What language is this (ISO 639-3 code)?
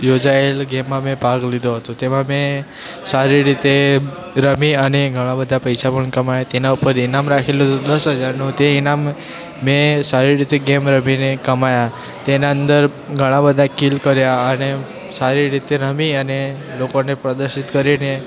guj